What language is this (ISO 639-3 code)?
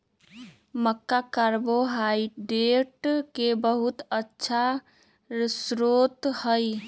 mag